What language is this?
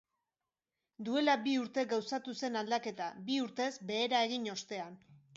Basque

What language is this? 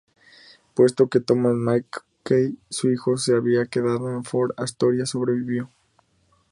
Spanish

